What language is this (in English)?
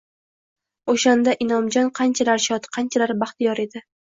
Uzbek